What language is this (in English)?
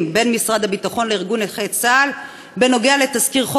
Hebrew